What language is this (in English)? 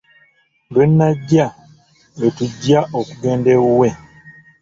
Ganda